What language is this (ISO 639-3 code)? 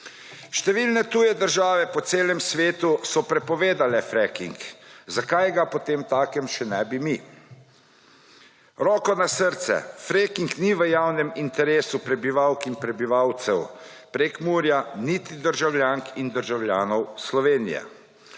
slv